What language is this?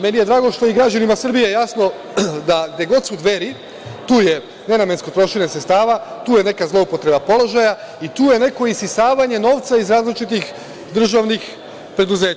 Serbian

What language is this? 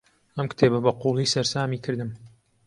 Central Kurdish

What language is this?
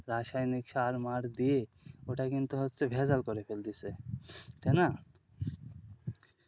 Bangla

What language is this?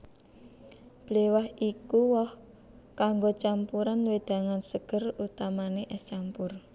Javanese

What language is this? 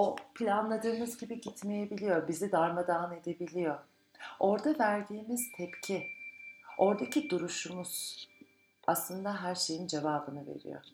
Turkish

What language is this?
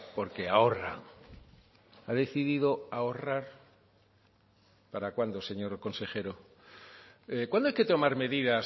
Spanish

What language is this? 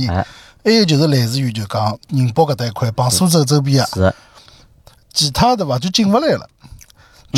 Chinese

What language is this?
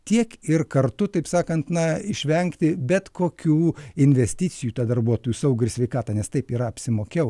Lithuanian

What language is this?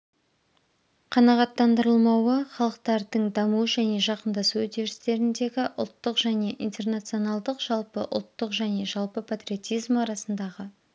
Kazakh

